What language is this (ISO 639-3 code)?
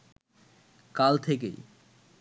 ben